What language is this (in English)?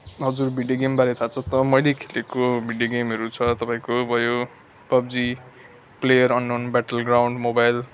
Nepali